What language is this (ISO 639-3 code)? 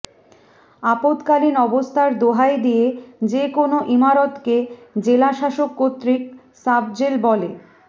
ben